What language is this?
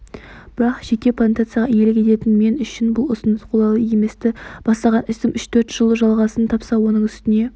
Kazakh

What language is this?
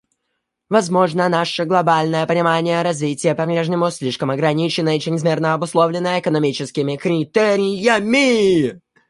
Russian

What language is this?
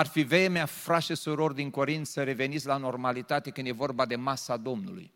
Romanian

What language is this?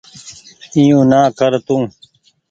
Goaria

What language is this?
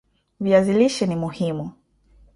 Swahili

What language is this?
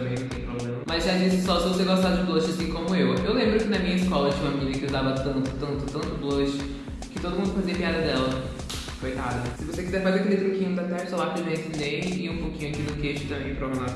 Portuguese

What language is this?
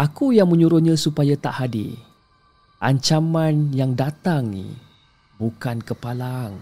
Malay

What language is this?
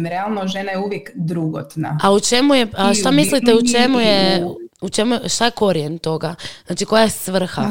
Croatian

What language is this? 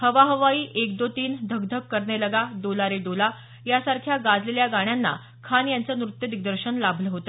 Marathi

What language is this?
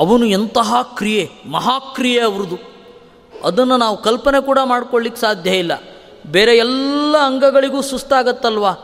Kannada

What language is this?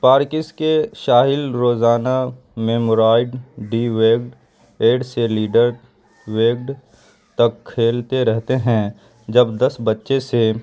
Urdu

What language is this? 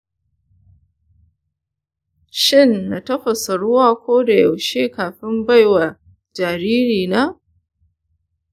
Hausa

